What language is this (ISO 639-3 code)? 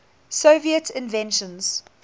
eng